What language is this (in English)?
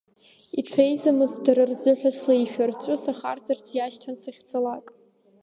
Abkhazian